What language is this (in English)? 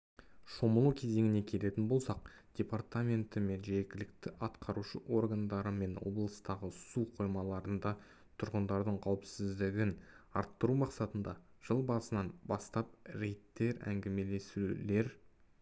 Kazakh